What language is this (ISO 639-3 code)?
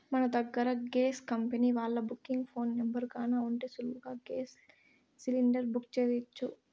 tel